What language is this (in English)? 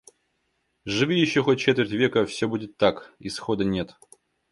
Russian